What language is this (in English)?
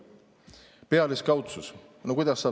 Estonian